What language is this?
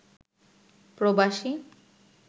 Bangla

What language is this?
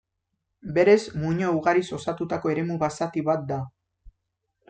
Basque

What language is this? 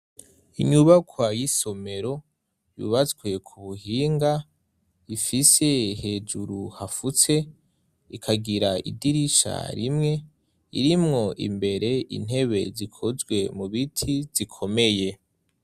Rundi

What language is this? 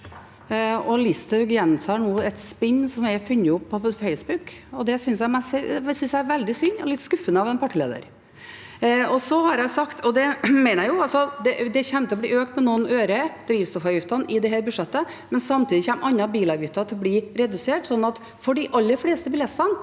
Norwegian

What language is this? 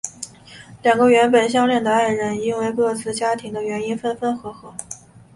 Chinese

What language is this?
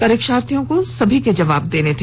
Hindi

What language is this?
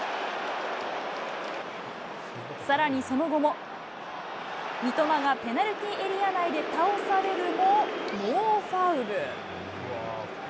Japanese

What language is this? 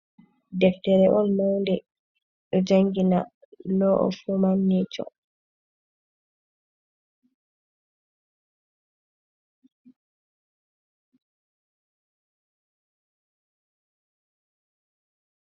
Fula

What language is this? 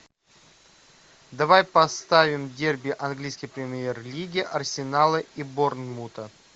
Russian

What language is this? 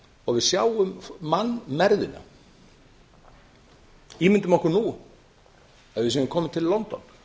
Icelandic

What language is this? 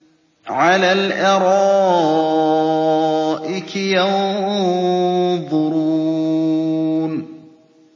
Arabic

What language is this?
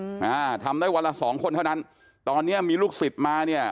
Thai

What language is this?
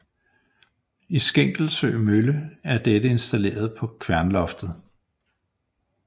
Danish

